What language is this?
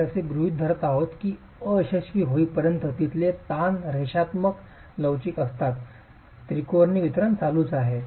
Marathi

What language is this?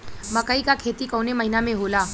Bhojpuri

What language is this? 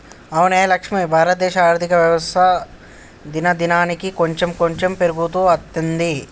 Telugu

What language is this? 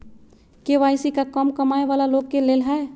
Magahi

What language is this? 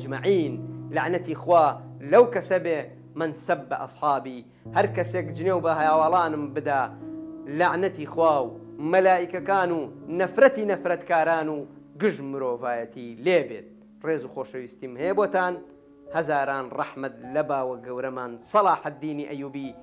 Arabic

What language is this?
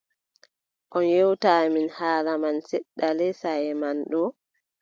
Adamawa Fulfulde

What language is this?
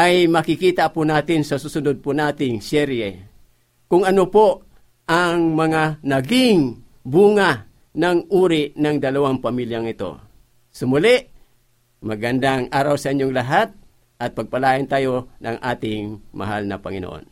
Filipino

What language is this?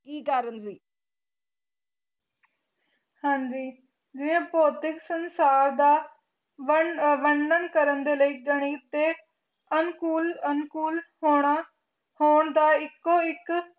Punjabi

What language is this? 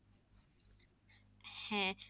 Bangla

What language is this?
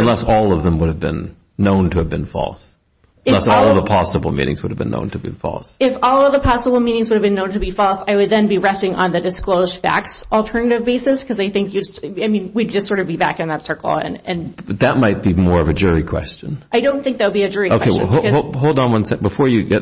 English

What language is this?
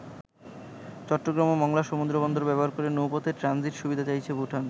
Bangla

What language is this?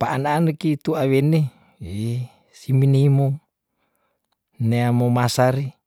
Tondano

